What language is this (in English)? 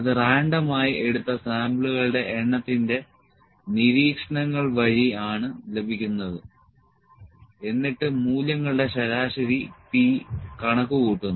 Malayalam